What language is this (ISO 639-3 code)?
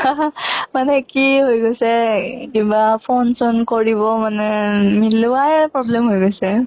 asm